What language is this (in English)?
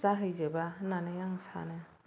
Bodo